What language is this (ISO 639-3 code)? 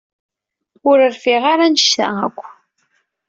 kab